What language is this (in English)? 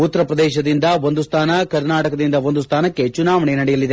Kannada